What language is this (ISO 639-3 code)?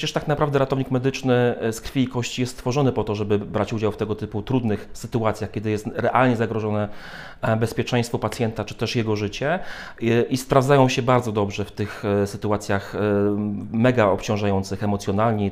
pol